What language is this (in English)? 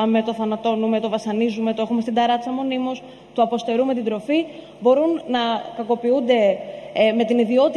Greek